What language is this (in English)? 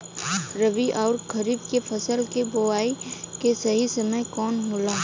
Bhojpuri